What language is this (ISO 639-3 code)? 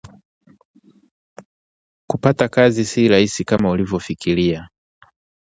swa